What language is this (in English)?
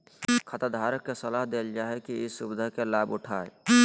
Magahi